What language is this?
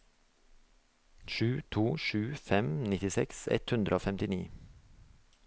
Norwegian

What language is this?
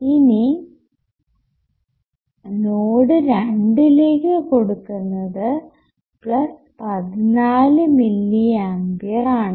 Malayalam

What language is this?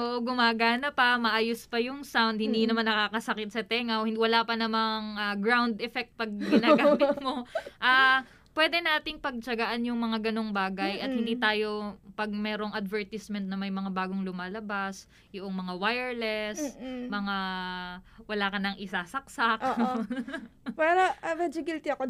Filipino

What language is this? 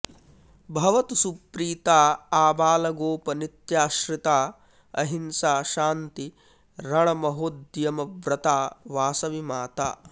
Sanskrit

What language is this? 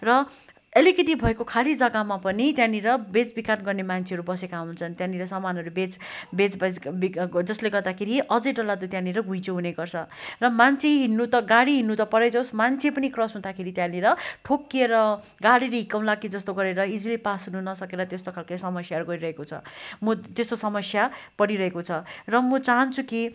Nepali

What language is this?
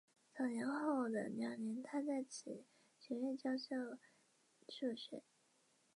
Chinese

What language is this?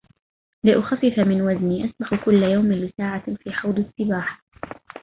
Arabic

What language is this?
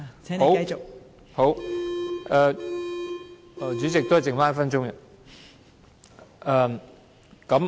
Cantonese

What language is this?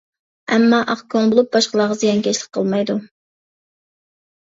Uyghur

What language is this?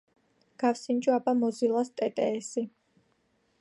Georgian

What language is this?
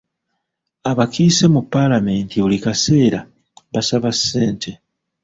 Ganda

